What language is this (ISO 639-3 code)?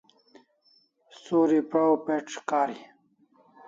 kls